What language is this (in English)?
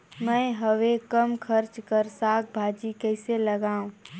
Chhattisgarhi